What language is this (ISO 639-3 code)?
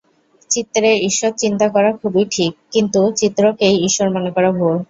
ben